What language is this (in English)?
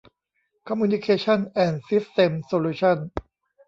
Thai